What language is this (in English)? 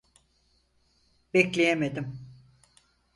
Turkish